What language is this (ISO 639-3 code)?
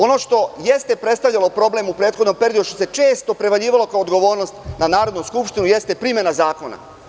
srp